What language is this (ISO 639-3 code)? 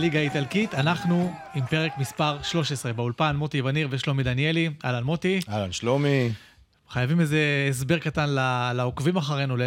heb